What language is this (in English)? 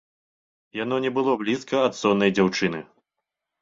Belarusian